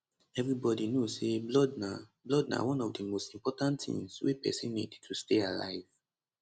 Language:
Nigerian Pidgin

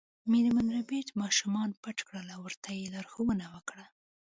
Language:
Pashto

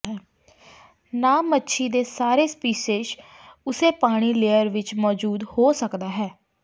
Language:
Punjabi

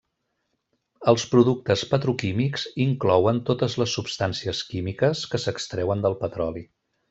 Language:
Catalan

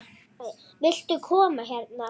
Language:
Icelandic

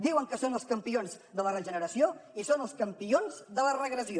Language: Catalan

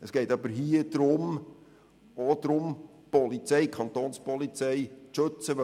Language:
Swiss German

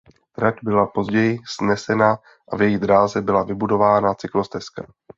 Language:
Czech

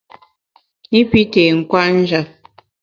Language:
Bamun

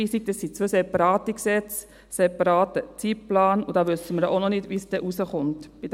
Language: Swiss German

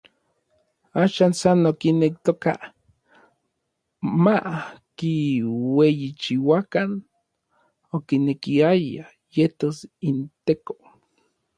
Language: Orizaba Nahuatl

